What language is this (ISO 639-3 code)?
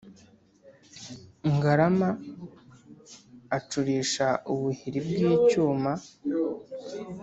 kin